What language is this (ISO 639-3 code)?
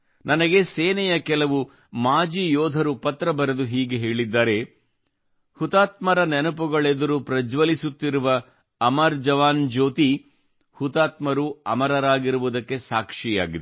kan